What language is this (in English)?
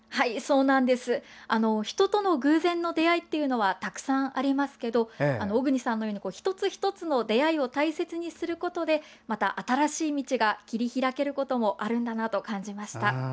Japanese